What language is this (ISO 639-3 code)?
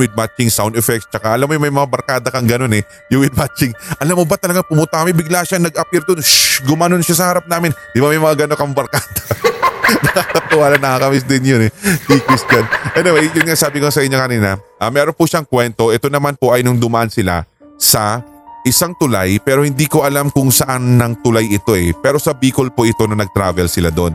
fil